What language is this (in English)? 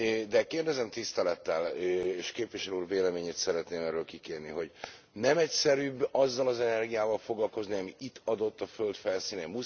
Hungarian